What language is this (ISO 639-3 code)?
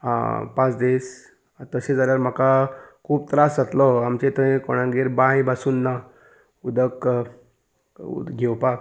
kok